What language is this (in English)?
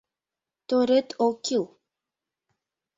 Mari